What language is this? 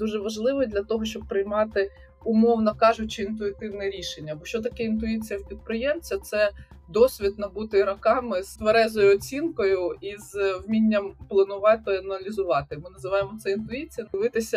Ukrainian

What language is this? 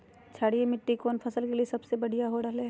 Magahi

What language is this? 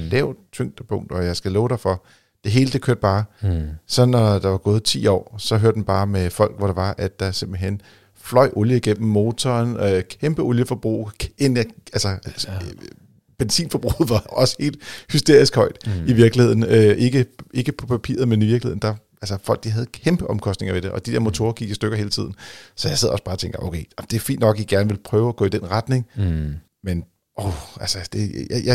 Danish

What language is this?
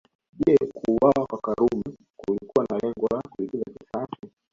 Swahili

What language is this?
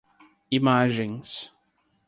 Portuguese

